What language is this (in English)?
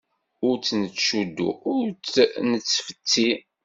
Kabyle